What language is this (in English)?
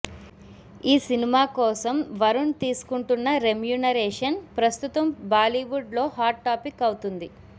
Telugu